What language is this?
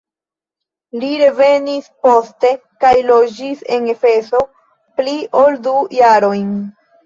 Esperanto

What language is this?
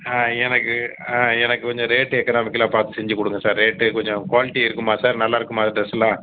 Tamil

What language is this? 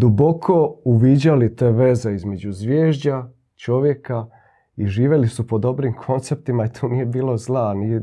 Croatian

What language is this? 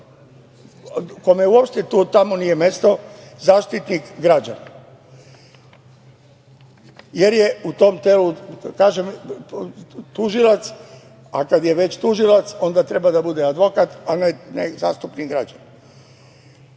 Serbian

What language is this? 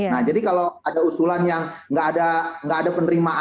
Indonesian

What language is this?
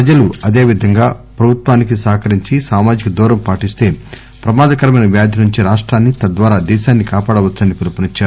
Telugu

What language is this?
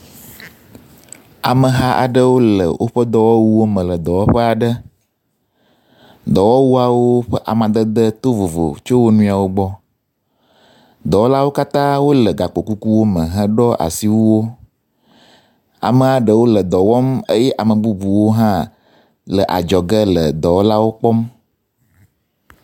Ewe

